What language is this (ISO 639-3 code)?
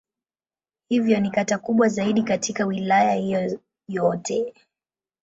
swa